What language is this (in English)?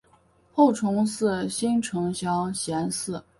Chinese